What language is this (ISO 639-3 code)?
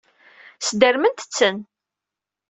kab